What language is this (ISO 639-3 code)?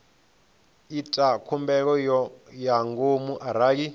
ven